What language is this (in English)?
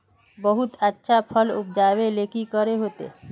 Magahi